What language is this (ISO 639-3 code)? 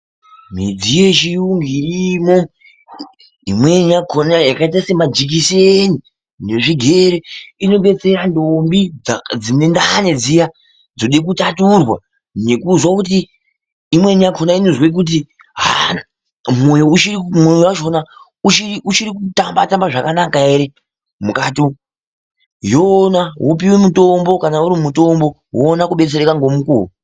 ndc